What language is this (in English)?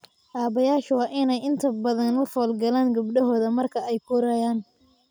Somali